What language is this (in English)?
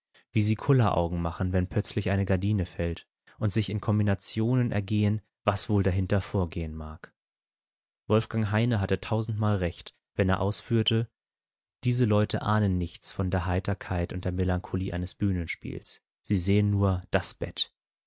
German